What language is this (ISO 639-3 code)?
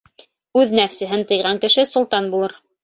bak